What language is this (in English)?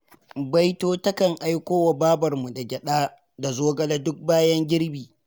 Hausa